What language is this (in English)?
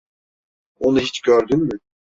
Turkish